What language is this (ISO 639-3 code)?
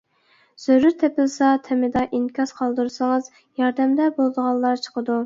uig